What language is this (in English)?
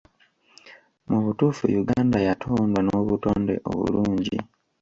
Ganda